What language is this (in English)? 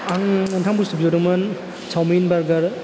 Bodo